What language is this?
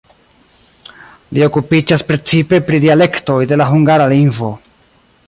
Esperanto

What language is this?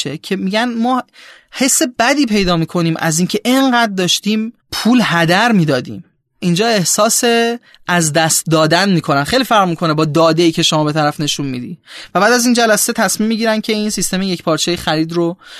Persian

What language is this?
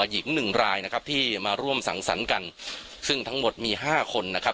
Thai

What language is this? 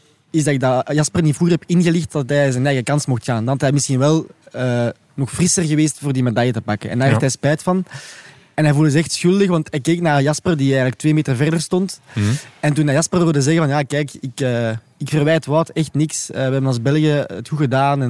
Dutch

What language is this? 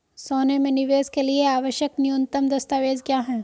Hindi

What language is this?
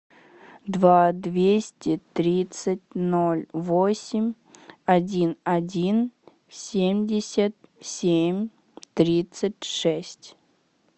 Russian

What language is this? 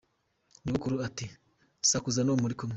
Kinyarwanda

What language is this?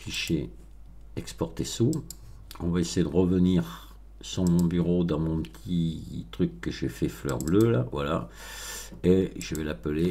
French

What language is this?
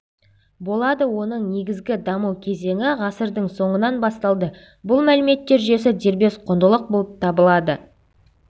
Kazakh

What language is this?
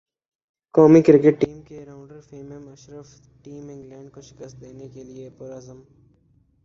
Urdu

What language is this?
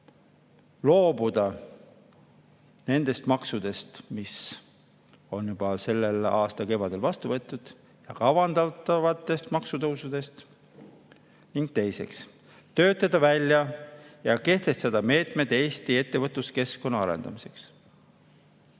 Estonian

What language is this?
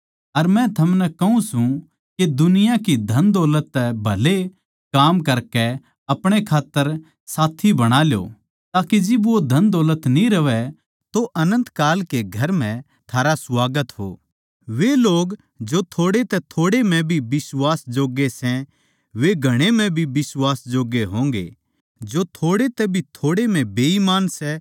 Haryanvi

